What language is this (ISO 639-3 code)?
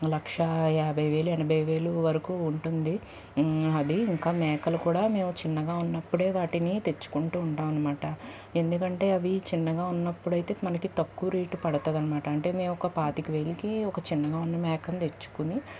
tel